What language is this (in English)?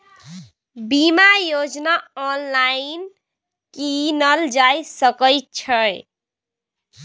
Maithili